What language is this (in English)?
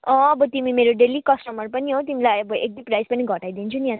Nepali